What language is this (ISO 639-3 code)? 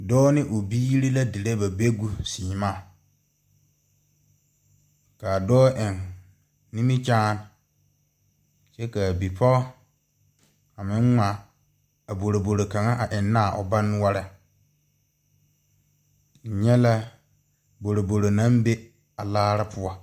dga